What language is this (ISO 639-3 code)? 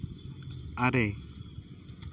sat